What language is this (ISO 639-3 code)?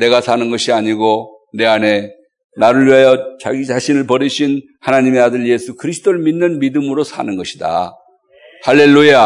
kor